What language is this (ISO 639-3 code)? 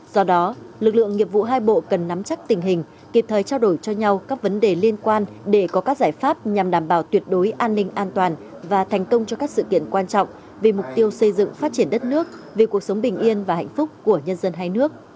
vie